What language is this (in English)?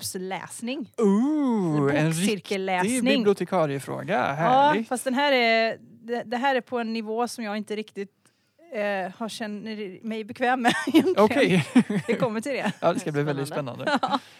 Swedish